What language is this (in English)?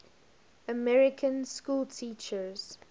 English